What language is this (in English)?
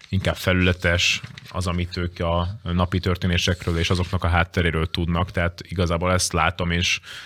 Hungarian